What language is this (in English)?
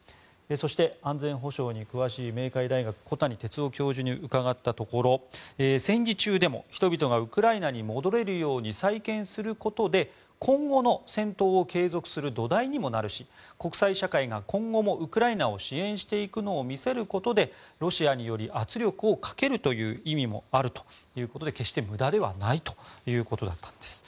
Japanese